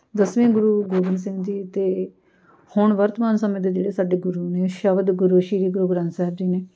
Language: Punjabi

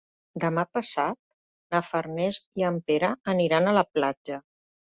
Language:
Catalan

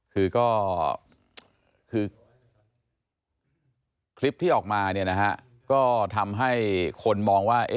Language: Thai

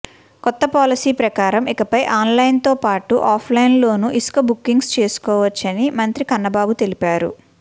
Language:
Telugu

